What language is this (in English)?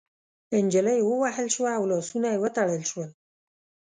Pashto